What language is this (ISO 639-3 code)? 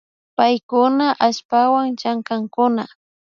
qvi